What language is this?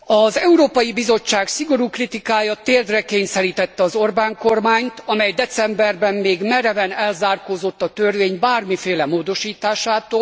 Hungarian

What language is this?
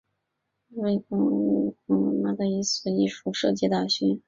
Chinese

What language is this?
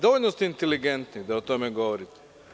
Serbian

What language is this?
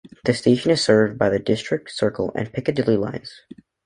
English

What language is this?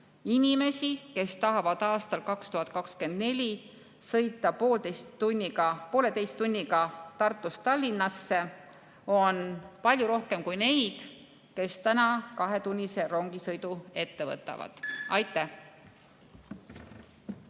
Estonian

